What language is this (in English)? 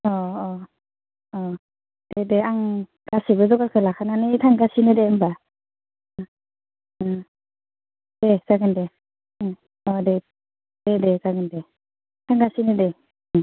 Bodo